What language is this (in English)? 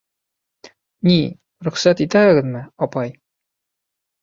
Bashkir